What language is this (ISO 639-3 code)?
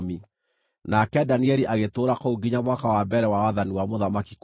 kik